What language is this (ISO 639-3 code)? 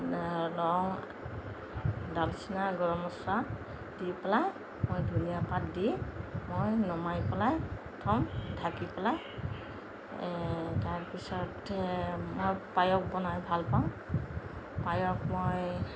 asm